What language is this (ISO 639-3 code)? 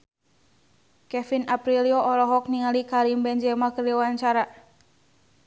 sun